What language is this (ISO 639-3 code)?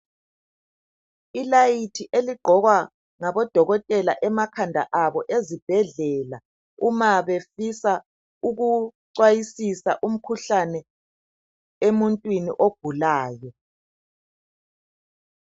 nde